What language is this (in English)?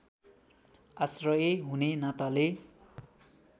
Nepali